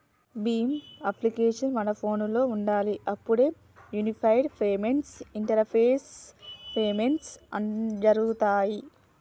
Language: Telugu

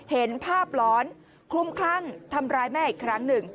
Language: Thai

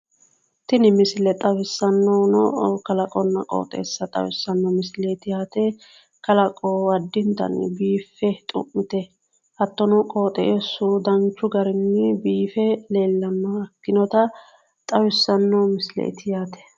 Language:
Sidamo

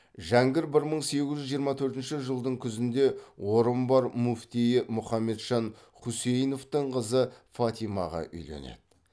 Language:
Kazakh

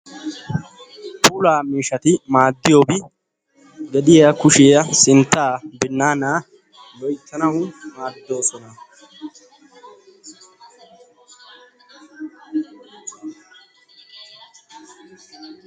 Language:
Wolaytta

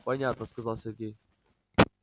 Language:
Russian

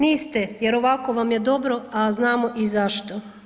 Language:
Croatian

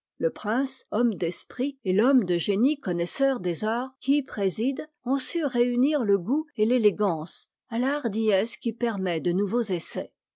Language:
French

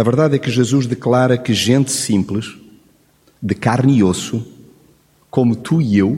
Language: Portuguese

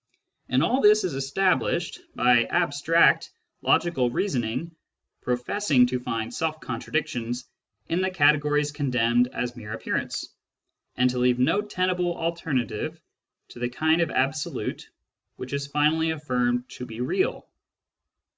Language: English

